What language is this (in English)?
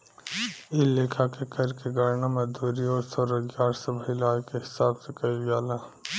Bhojpuri